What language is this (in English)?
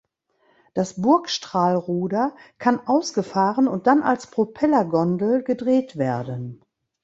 German